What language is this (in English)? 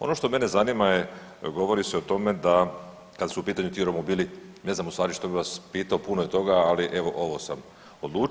Croatian